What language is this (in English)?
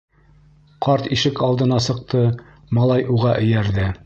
Bashkir